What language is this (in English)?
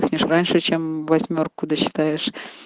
Russian